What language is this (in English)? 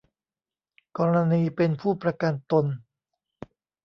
Thai